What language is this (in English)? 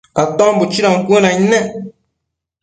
Matsés